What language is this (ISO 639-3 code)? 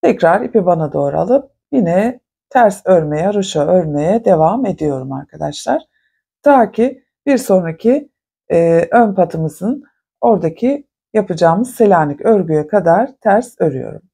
tur